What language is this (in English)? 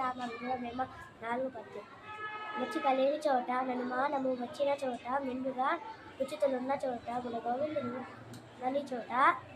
Telugu